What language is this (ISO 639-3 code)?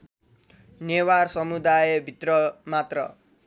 nep